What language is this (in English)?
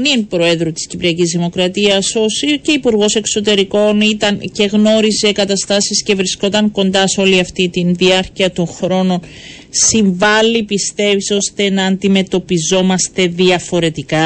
Greek